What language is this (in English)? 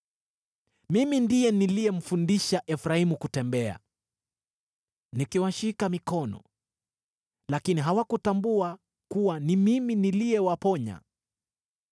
Swahili